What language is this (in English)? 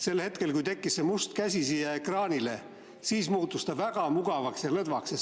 Estonian